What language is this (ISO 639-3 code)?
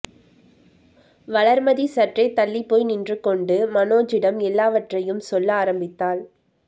tam